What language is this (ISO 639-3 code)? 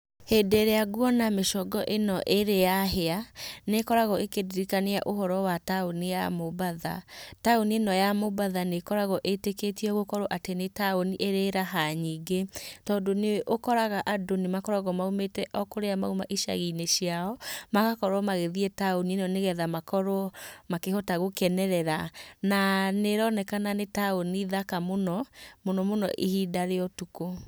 kik